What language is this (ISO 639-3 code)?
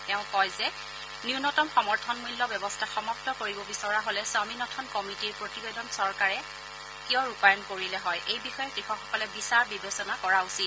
asm